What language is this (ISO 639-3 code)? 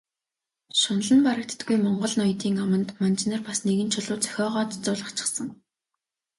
mon